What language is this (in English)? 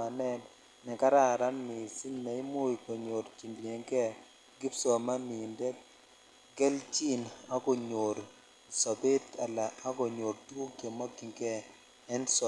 Kalenjin